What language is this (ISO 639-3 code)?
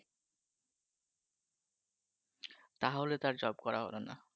ben